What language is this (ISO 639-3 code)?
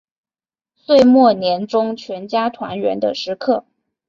zho